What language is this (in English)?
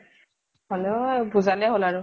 Assamese